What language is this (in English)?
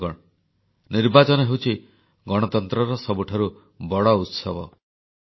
Odia